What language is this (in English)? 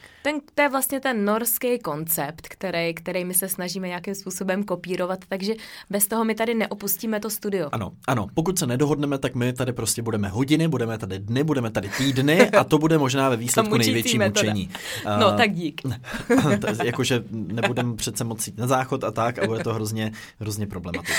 Czech